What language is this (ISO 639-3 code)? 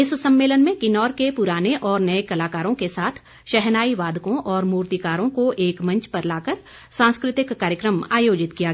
hin